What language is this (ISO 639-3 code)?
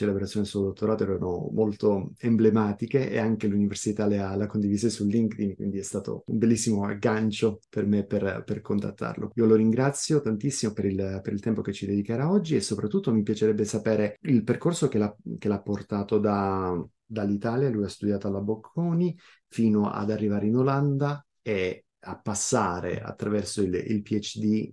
ita